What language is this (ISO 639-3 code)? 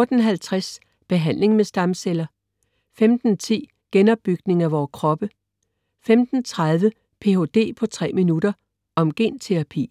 dan